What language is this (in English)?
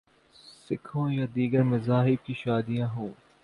Urdu